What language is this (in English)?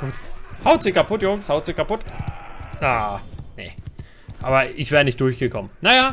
German